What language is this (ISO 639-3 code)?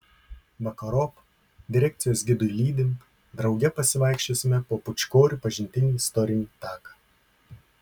lit